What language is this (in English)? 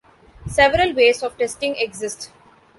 English